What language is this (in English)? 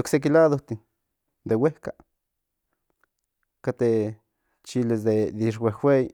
Central Nahuatl